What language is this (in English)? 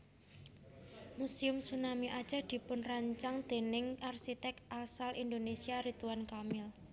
Javanese